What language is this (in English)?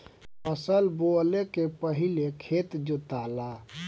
Bhojpuri